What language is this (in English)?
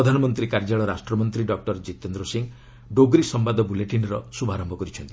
Odia